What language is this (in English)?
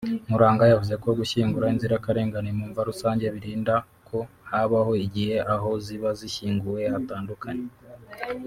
Kinyarwanda